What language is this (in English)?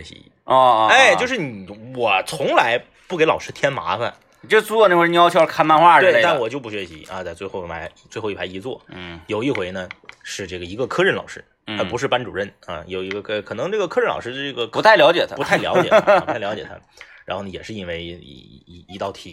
Chinese